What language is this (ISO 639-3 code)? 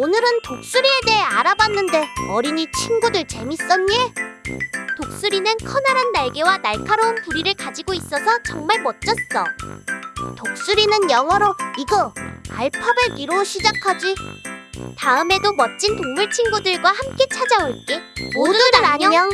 kor